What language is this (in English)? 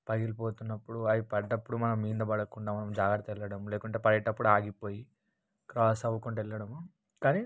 Telugu